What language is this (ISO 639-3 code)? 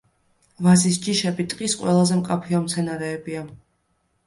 kat